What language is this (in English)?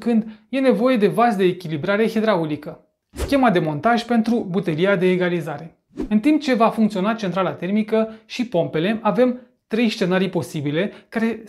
Romanian